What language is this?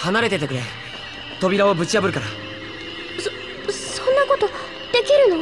Japanese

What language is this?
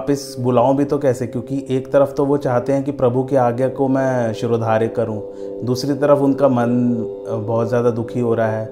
Hindi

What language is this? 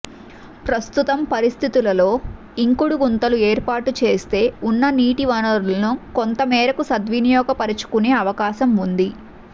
Telugu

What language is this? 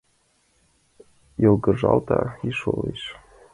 Mari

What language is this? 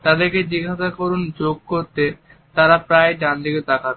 Bangla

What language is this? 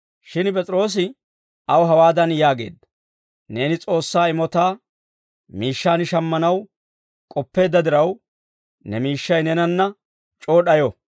Dawro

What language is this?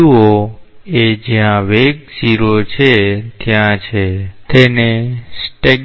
Gujarati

